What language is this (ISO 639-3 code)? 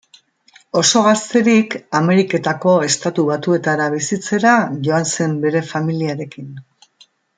eus